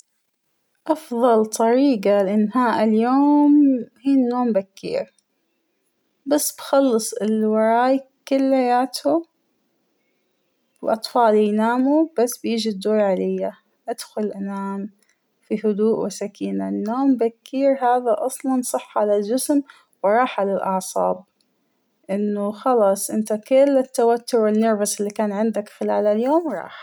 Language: Hijazi Arabic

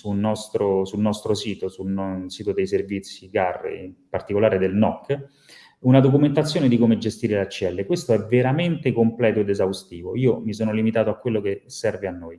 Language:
Italian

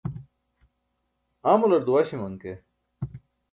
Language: Burushaski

